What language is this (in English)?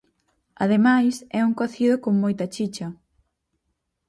Galician